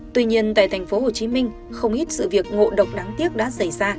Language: Vietnamese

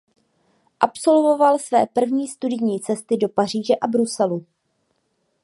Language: Czech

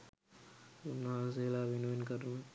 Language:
Sinhala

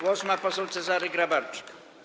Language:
Polish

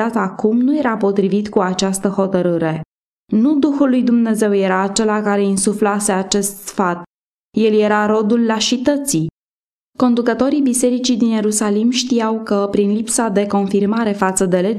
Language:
Romanian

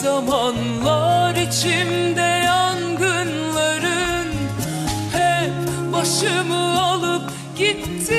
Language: Turkish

